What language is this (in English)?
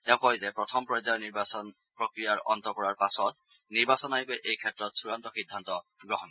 Assamese